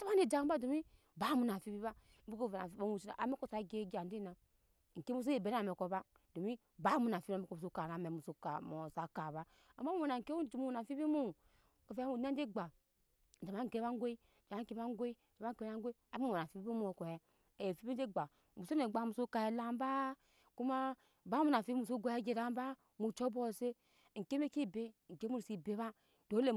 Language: Nyankpa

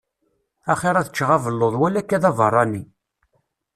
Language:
Kabyle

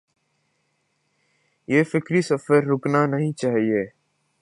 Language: Urdu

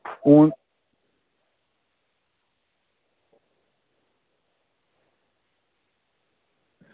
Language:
Dogri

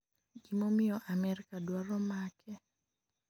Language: Luo (Kenya and Tanzania)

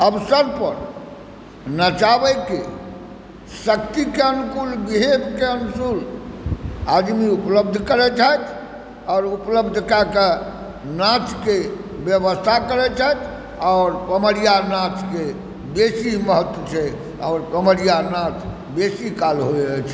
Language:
Maithili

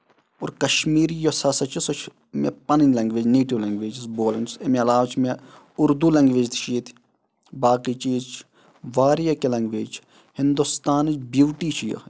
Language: Kashmiri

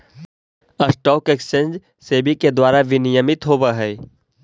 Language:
Magahi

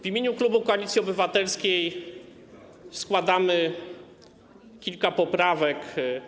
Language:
Polish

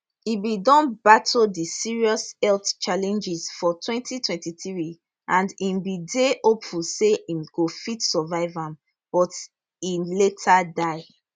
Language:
Nigerian Pidgin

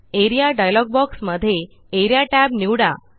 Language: Marathi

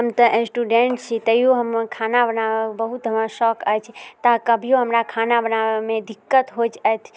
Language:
Maithili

